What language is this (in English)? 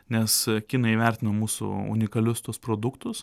Lithuanian